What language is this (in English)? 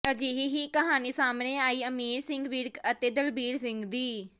Punjabi